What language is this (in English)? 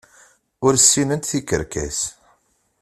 Kabyle